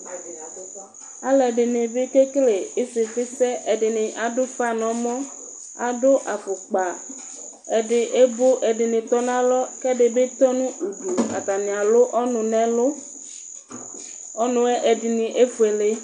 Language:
Ikposo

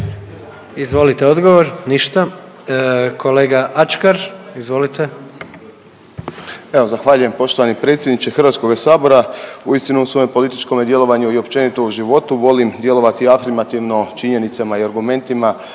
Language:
Croatian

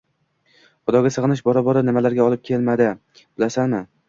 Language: Uzbek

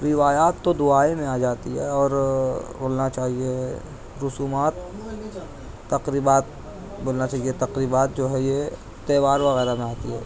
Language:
Urdu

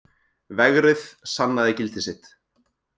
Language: Icelandic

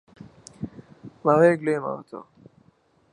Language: Central Kurdish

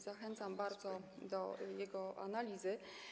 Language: Polish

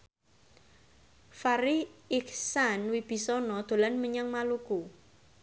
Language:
Javanese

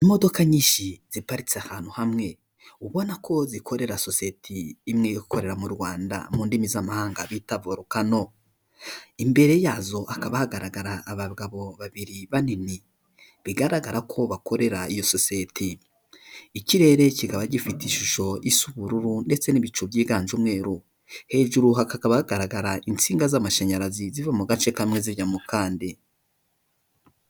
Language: Kinyarwanda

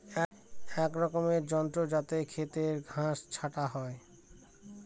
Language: Bangla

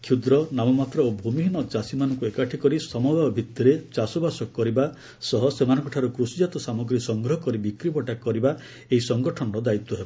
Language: Odia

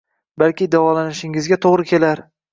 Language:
Uzbek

